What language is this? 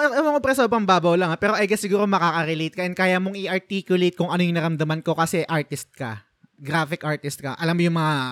Filipino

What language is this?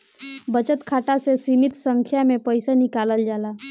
Bhojpuri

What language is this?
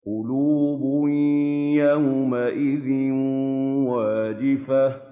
Arabic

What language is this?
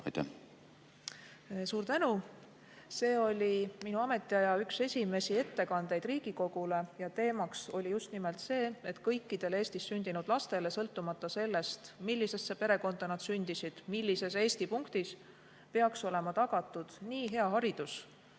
Estonian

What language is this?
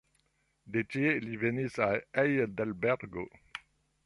Esperanto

